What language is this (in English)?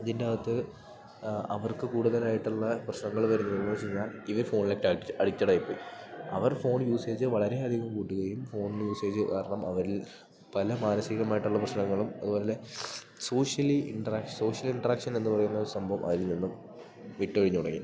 Malayalam